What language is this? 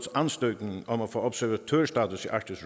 Danish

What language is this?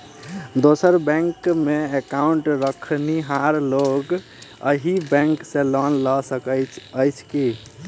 Maithili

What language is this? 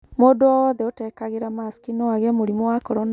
Kikuyu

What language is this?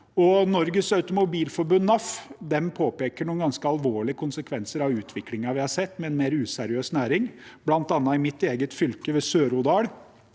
Norwegian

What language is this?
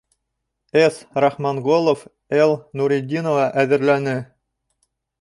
Bashkir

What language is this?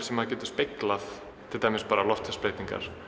Icelandic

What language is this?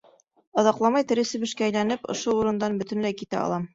Bashkir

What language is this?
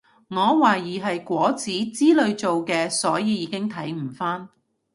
Cantonese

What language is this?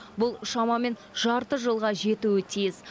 Kazakh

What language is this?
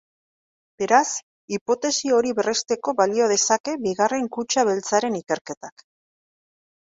Basque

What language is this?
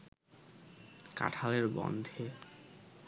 Bangla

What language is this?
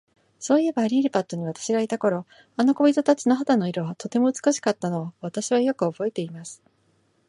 Japanese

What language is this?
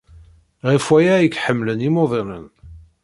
Kabyle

